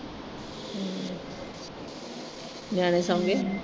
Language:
Punjabi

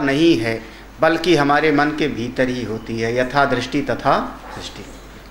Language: Hindi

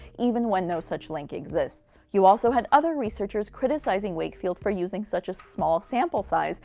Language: English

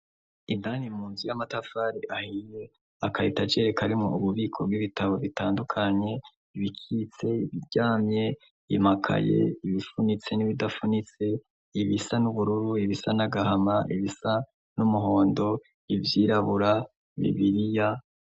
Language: Rundi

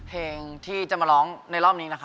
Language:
Thai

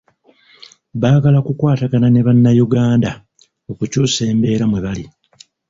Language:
Ganda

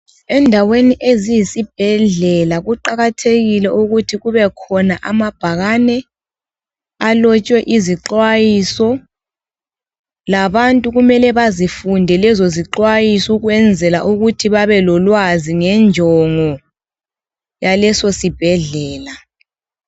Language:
North Ndebele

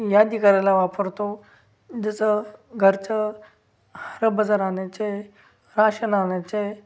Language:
Marathi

